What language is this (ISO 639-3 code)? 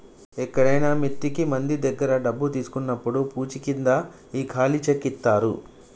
tel